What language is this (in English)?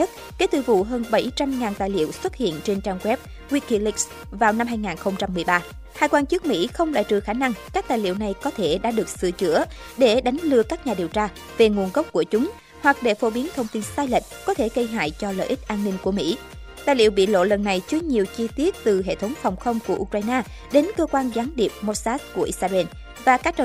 Vietnamese